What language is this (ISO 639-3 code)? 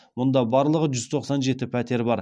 kaz